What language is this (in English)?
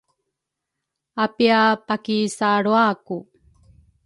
Rukai